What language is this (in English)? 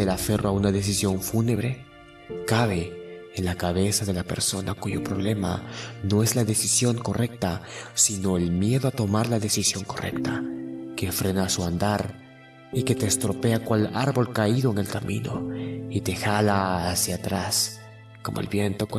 Spanish